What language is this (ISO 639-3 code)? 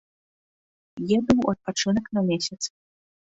bel